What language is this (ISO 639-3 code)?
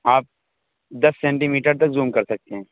urd